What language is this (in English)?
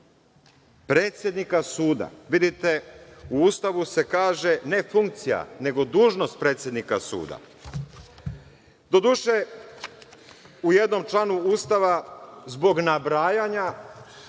Serbian